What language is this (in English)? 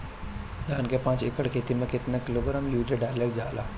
Bhojpuri